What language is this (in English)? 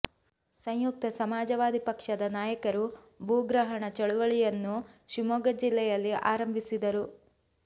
Kannada